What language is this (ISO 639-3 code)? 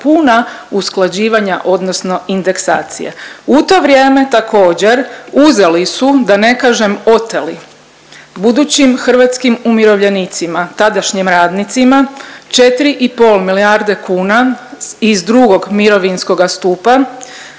hrv